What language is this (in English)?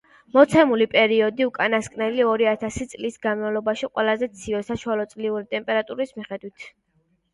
Georgian